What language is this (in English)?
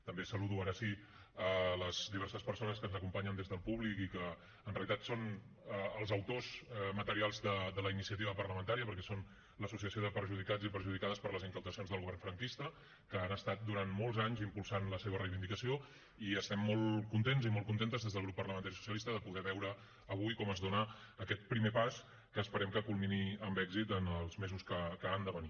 Catalan